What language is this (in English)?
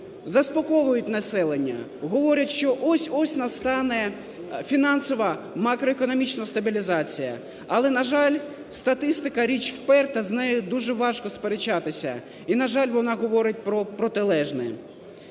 Ukrainian